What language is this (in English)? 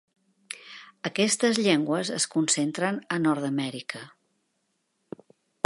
Catalan